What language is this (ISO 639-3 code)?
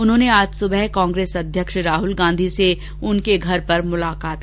hin